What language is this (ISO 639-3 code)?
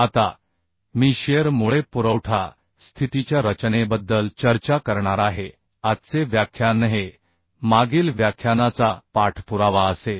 mar